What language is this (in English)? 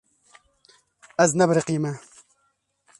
Kurdish